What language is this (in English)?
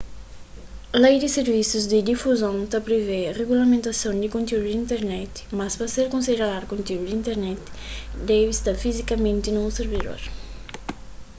Kabuverdianu